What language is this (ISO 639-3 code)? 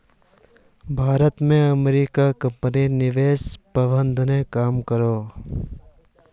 mag